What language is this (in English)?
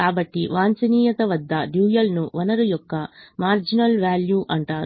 Telugu